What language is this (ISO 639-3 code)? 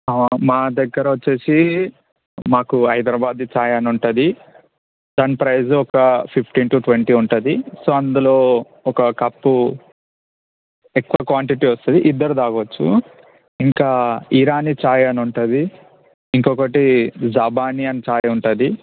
tel